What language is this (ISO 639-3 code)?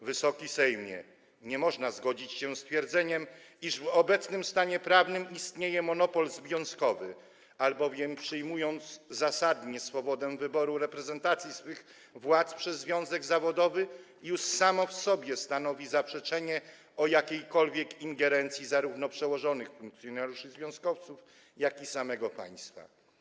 pol